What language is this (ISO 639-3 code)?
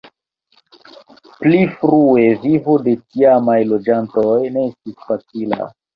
epo